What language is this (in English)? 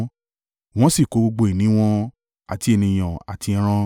Yoruba